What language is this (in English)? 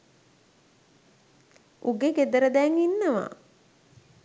Sinhala